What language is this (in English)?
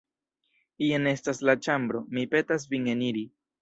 Esperanto